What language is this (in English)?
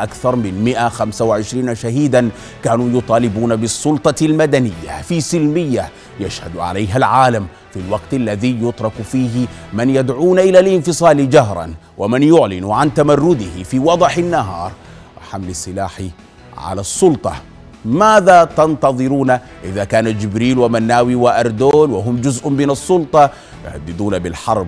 Arabic